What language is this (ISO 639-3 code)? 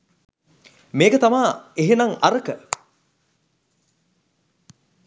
sin